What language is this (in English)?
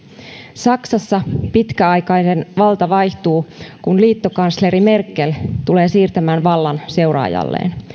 Finnish